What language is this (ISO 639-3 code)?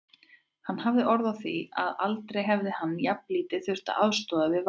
isl